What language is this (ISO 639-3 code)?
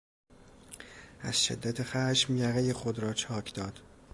fas